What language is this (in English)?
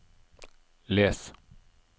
Norwegian